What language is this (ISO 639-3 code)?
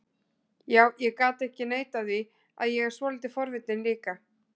isl